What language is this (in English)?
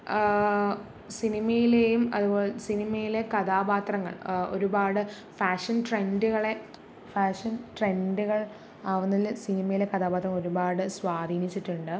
Malayalam